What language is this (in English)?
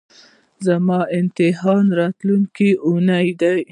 Pashto